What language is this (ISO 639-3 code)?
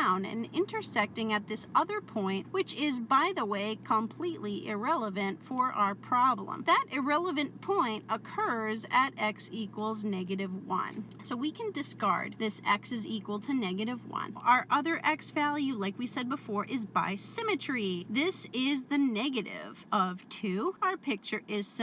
eng